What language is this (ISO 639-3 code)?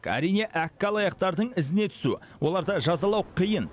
kaz